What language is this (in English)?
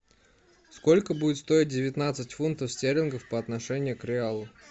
Russian